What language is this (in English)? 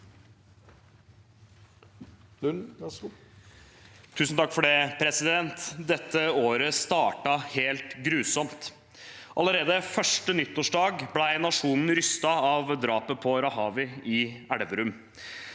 Norwegian